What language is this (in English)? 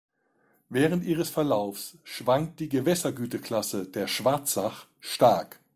German